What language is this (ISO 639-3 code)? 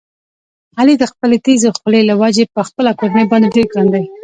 pus